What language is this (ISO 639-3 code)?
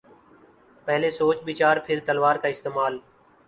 urd